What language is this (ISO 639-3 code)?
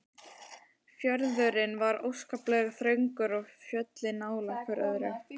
isl